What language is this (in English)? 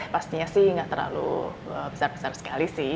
Indonesian